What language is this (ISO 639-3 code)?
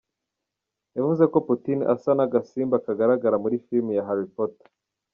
kin